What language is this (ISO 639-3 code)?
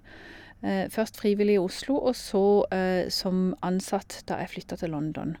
nor